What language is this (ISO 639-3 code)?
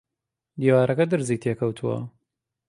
ckb